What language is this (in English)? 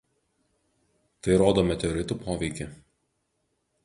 Lithuanian